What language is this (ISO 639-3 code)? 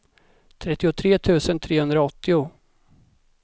swe